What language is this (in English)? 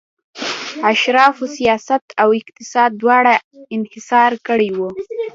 Pashto